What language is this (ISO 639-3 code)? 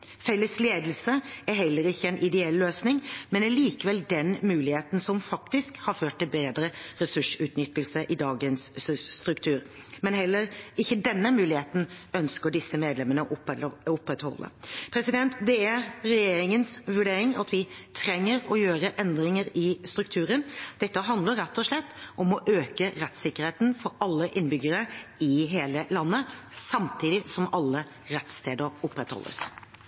nob